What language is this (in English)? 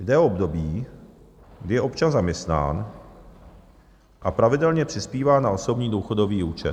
Czech